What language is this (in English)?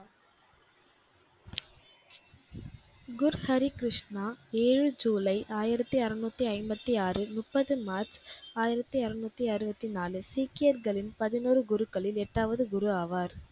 Tamil